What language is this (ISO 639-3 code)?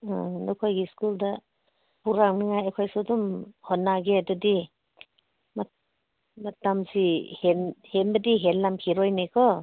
mni